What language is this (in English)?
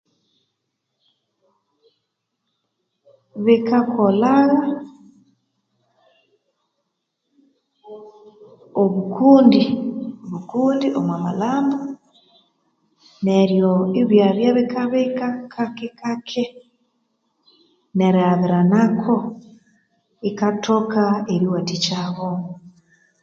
Konzo